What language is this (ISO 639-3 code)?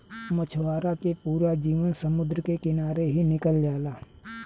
bho